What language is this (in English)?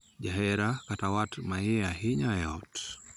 Luo (Kenya and Tanzania)